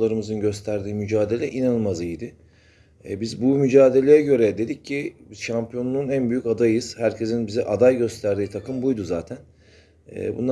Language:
Turkish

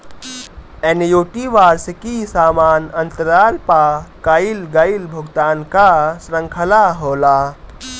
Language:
Bhojpuri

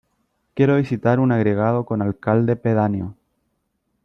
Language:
Spanish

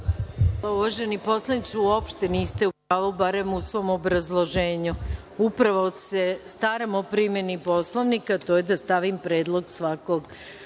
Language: Serbian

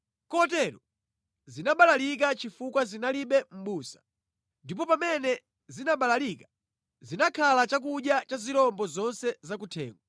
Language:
Nyanja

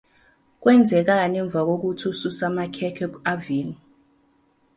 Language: Zulu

